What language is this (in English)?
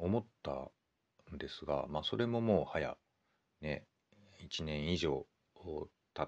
Japanese